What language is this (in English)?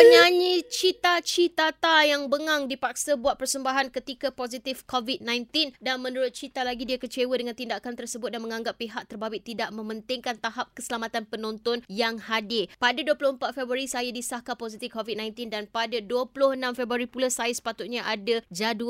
Malay